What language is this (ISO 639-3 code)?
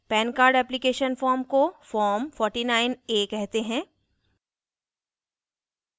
hin